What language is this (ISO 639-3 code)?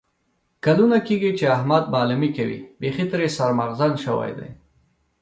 pus